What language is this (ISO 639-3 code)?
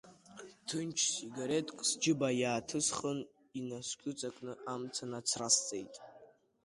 abk